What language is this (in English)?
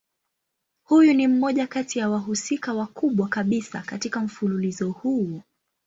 Swahili